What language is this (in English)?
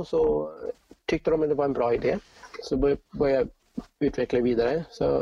Swedish